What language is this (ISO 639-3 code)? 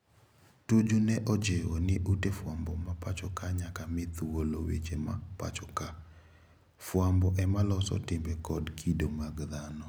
luo